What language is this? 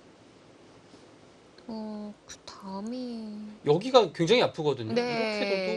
Korean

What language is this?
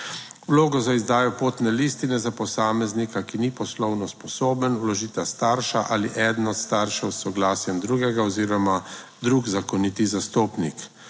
Slovenian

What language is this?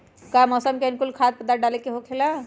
Magahi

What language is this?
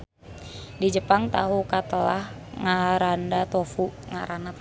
Sundanese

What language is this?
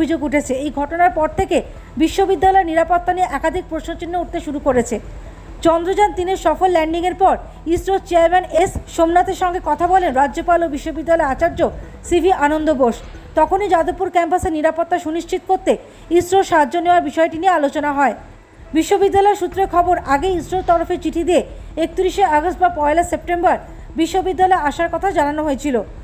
Turkish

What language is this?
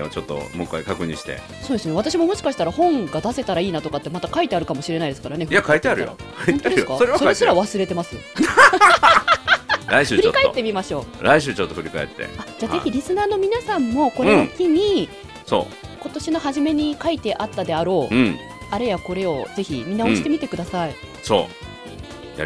Japanese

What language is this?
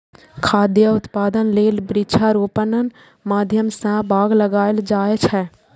Maithili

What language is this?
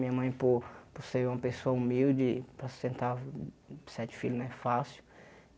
Portuguese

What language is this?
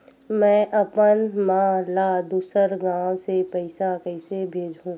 Chhattisgarhi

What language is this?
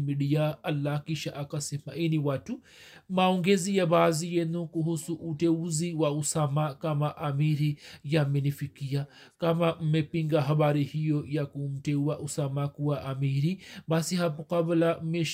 Swahili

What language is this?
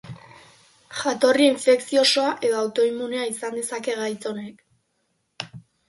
Basque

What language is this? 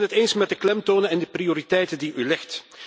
Dutch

